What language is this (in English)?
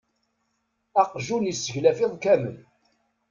Kabyle